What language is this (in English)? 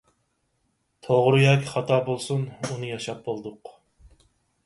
Uyghur